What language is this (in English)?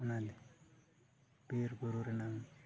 Santali